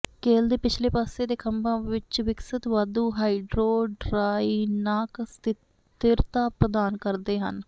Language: Punjabi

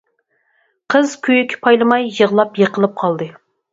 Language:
Uyghur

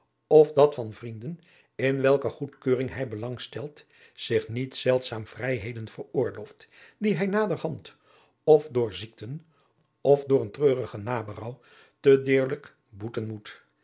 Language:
Dutch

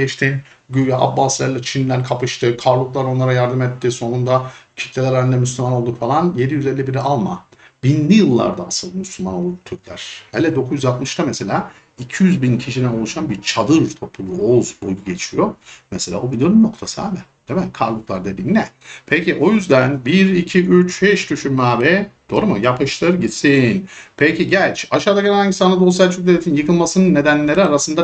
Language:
Turkish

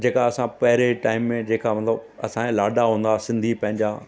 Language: Sindhi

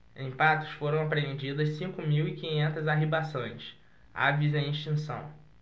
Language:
Portuguese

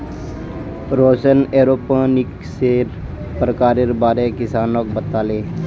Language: Magahi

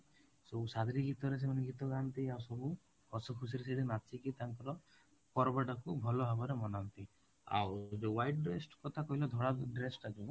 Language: Odia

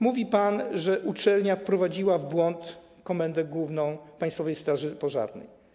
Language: Polish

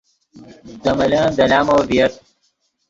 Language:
Yidgha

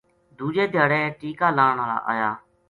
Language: Gujari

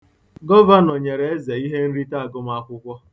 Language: Igbo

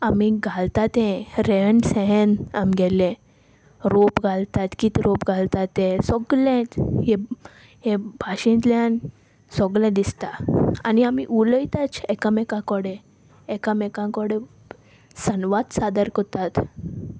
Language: Konkani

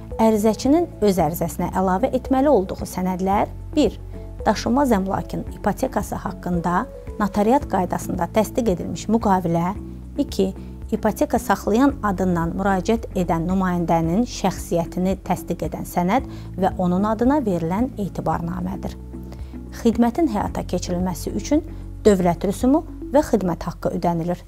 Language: Turkish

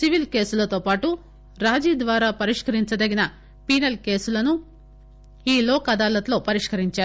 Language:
Telugu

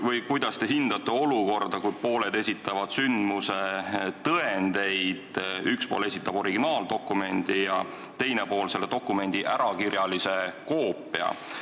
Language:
Estonian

